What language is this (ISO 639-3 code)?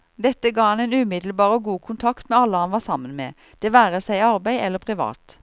nor